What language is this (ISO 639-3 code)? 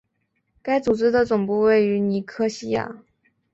zho